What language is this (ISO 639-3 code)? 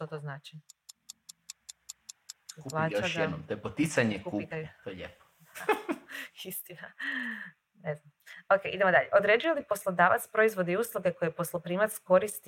hrv